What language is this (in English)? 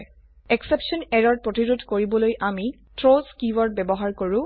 Assamese